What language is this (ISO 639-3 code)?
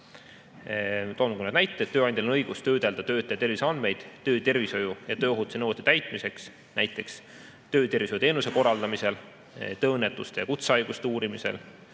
est